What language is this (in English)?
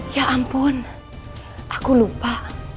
Indonesian